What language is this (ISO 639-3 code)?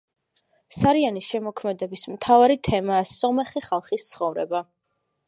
kat